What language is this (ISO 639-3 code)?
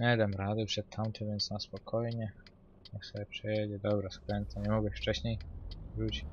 pol